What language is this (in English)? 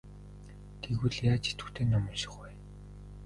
Mongolian